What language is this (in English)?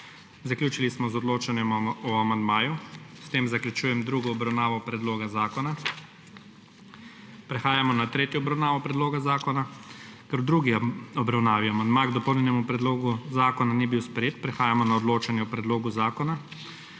Slovenian